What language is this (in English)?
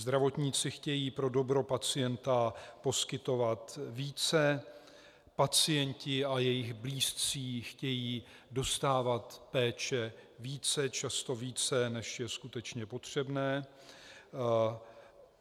Czech